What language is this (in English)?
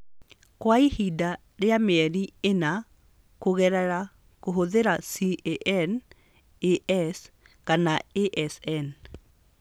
Kikuyu